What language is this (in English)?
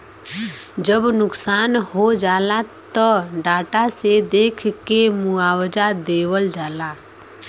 Bhojpuri